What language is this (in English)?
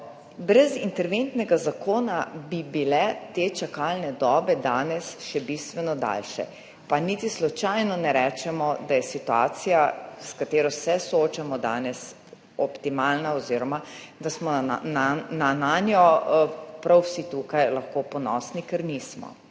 Slovenian